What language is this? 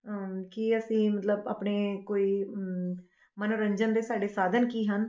Punjabi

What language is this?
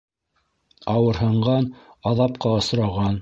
Bashkir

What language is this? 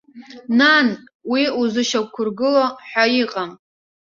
Abkhazian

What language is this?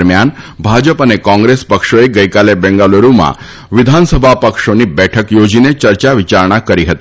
Gujarati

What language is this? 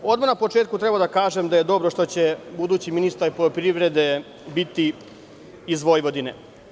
Serbian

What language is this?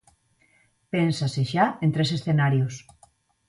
Galician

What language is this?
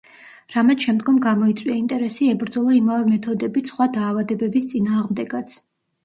Georgian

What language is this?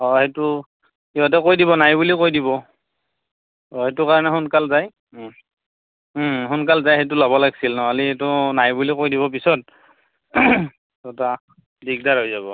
Assamese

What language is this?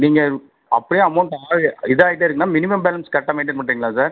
Tamil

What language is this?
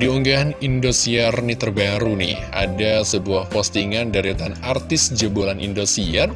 Indonesian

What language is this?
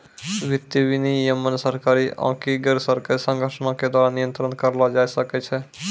Maithili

